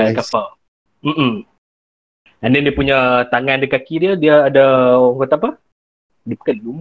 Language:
Malay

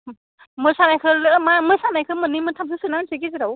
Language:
Bodo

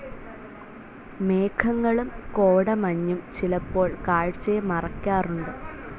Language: Malayalam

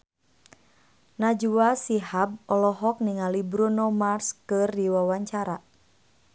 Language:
Sundanese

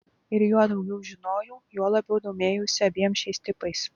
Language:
Lithuanian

